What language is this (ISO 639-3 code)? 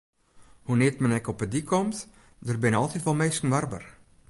fry